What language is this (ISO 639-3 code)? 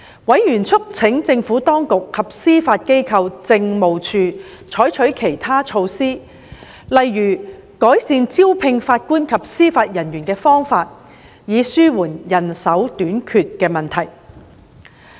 yue